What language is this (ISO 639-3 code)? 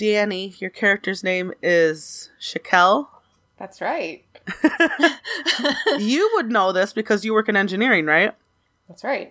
eng